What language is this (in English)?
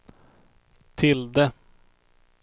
Swedish